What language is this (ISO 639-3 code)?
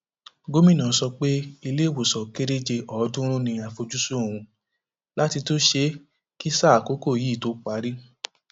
yor